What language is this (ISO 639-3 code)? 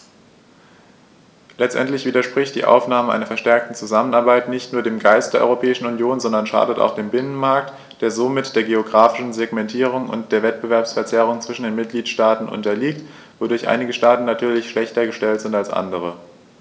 deu